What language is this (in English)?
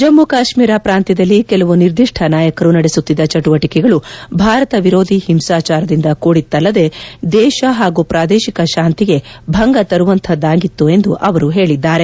Kannada